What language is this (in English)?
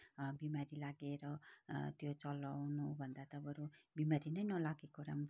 Nepali